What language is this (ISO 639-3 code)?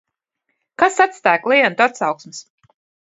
lav